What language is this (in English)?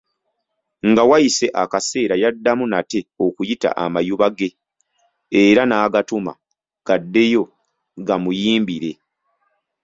Ganda